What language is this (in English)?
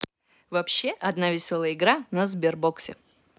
Russian